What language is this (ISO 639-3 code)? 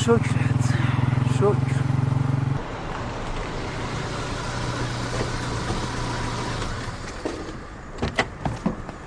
fas